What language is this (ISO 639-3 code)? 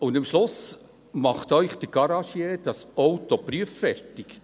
gsw